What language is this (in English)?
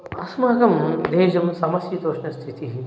Sanskrit